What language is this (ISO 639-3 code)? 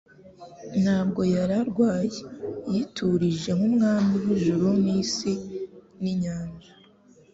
kin